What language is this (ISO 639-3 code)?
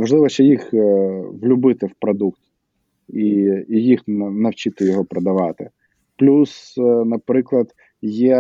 ukr